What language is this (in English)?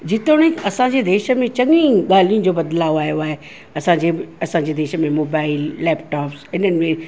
Sindhi